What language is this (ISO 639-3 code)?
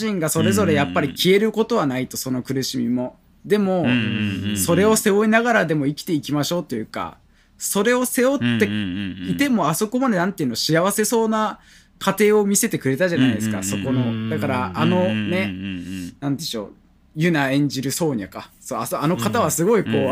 jpn